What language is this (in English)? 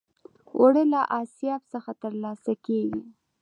Pashto